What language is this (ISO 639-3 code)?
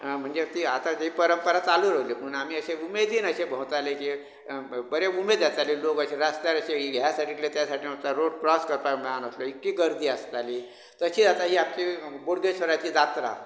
kok